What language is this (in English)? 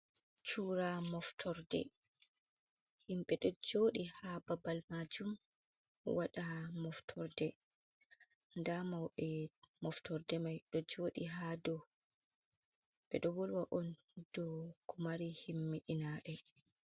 Fula